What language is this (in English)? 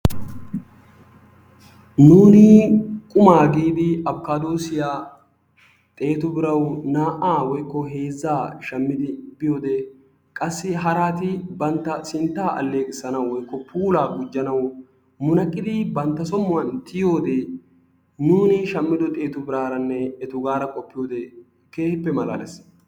Wolaytta